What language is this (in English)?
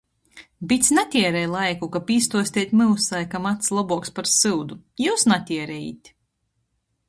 Latgalian